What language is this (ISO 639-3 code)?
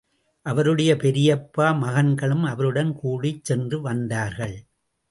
tam